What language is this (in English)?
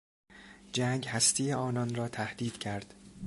Persian